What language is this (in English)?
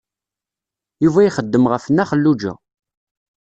Kabyle